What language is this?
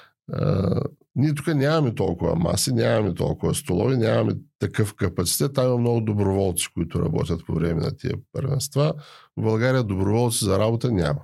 Bulgarian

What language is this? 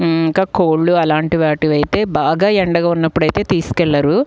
Telugu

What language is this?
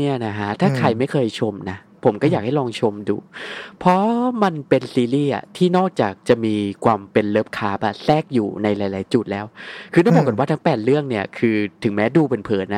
Thai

